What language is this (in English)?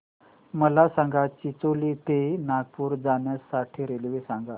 Marathi